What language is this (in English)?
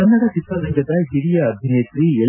Kannada